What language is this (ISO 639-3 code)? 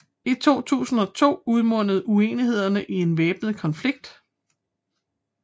dan